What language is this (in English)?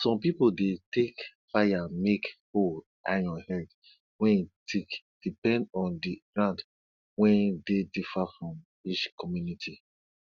Nigerian Pidgin